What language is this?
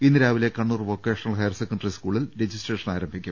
Malayalam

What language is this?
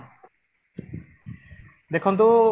Odia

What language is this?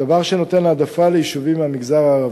Hebrew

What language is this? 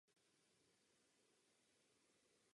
Czech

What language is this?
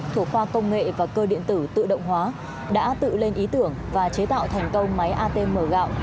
Vietnamese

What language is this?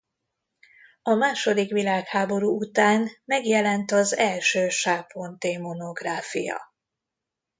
Hungarian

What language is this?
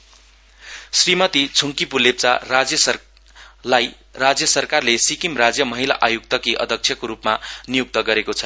Nepali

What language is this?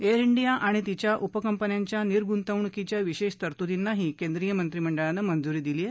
Marathi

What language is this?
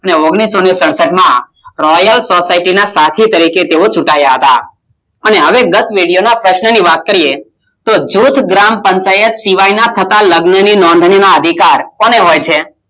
Gujarati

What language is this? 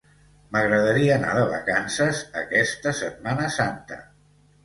Catalan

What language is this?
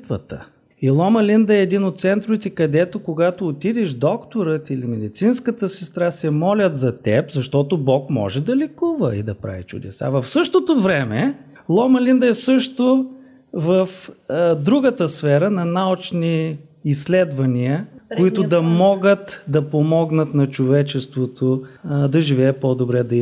Bulgarian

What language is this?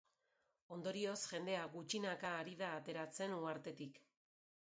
Basque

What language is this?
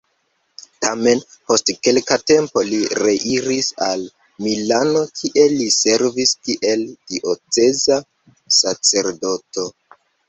Esperanto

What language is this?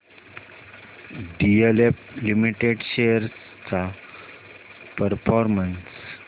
Marathi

